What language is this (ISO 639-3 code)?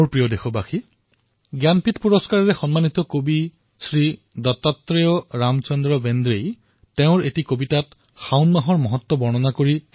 asm